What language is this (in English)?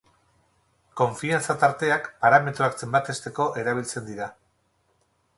Basque